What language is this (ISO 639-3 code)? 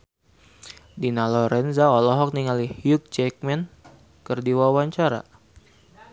sun